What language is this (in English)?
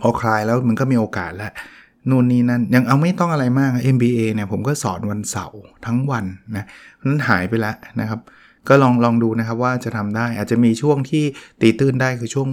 Thai